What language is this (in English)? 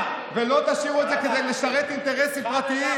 Hebrew